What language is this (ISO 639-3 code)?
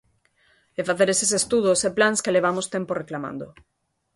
glg